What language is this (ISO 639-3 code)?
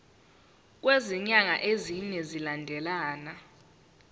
zul